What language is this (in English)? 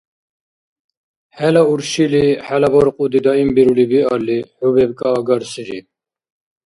Dargwa